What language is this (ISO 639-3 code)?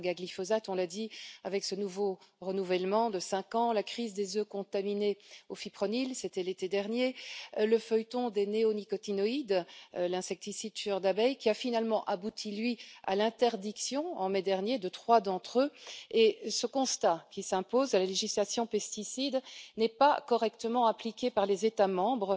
fra